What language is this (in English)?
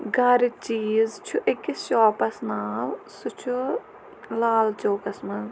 Kashmiri